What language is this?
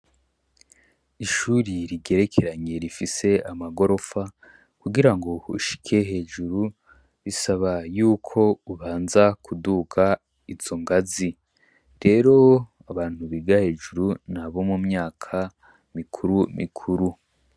Rundi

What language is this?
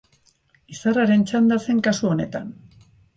Basque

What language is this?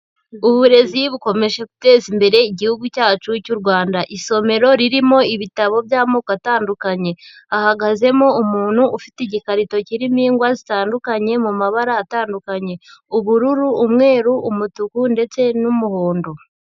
Kinyarwanda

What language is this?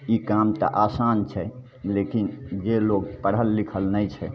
Maithili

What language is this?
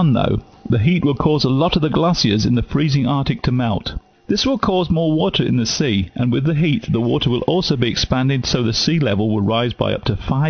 English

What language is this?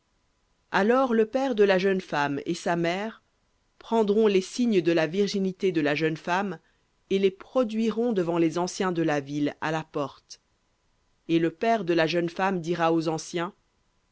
French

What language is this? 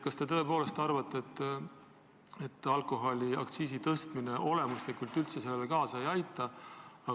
Estonian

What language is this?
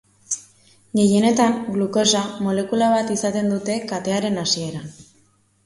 Basque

